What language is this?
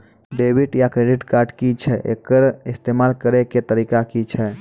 Maithili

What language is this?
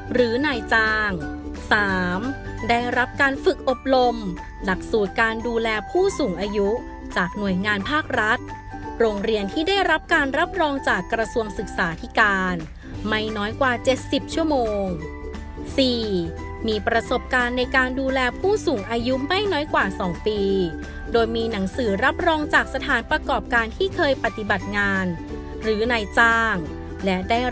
Thai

